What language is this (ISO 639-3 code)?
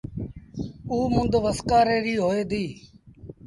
sbn